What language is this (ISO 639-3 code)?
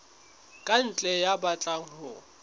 sot